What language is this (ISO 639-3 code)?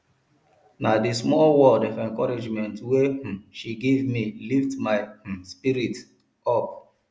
pcm